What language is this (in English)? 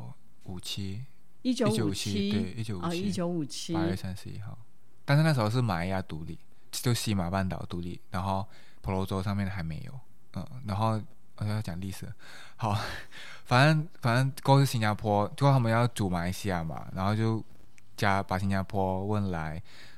Chinese